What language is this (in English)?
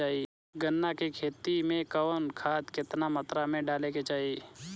Bhojpuri